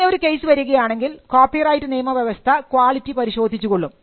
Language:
Malayalam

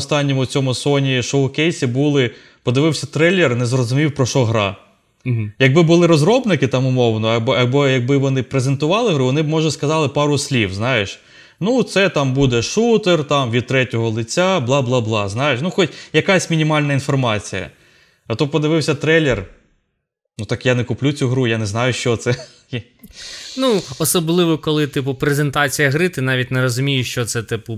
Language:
Ukrainian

